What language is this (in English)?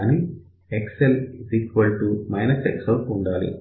Telugu